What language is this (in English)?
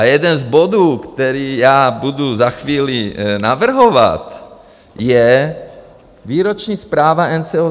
Czech